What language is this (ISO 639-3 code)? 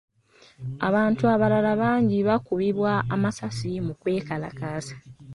lug